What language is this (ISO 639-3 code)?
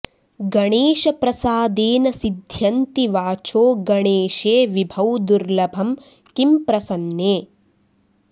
san